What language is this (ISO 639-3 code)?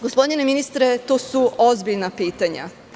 srp